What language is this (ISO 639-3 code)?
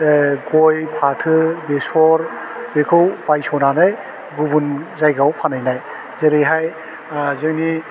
brx